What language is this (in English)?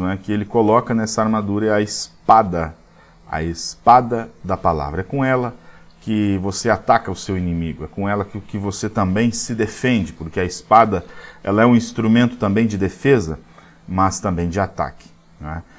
Portuguese